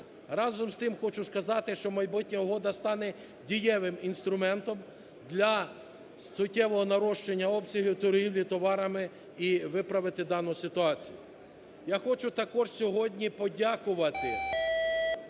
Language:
Ukrainian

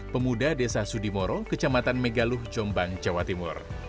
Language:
Indonesian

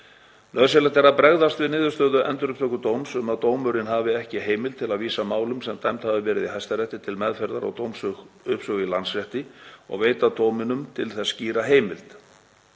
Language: Icelandic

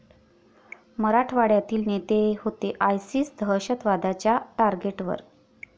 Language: Marathi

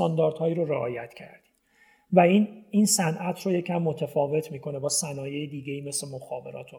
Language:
Persian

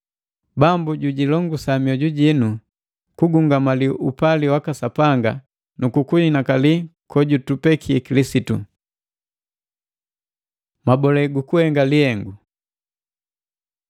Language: Matengo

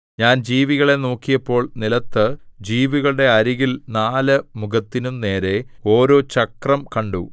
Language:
Malayalam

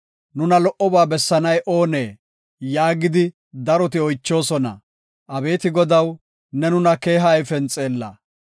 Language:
Gofa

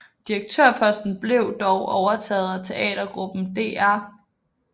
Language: Danish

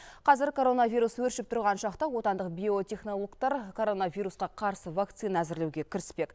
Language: Kazakh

